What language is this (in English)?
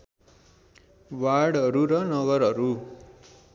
Nepali